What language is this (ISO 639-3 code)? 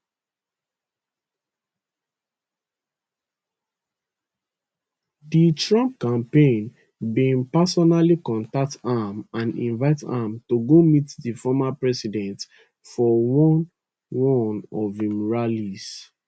pcm